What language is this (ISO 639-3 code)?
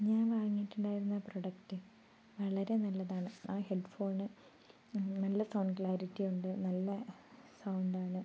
mal